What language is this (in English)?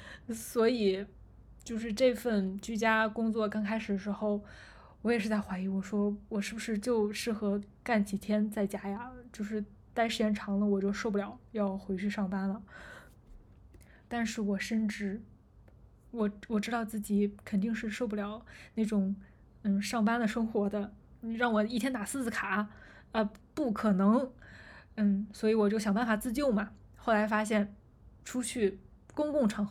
Chinese